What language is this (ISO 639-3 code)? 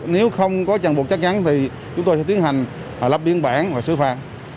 vie